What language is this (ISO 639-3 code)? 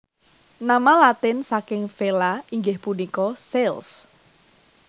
jav